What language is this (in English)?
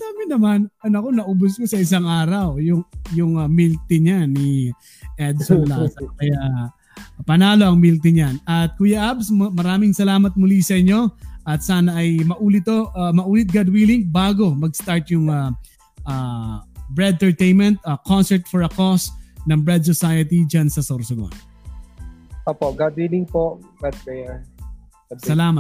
Filipino